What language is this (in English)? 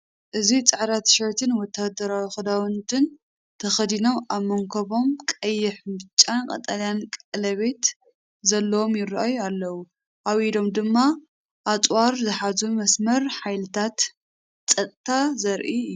Tigrinya